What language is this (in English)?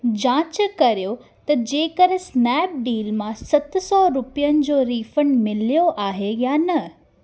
Sindhi